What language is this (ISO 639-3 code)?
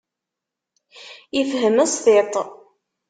kab